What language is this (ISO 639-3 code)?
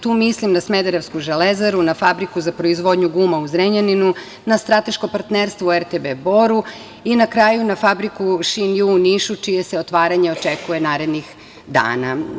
srp